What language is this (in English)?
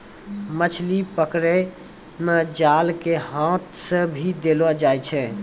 Maithili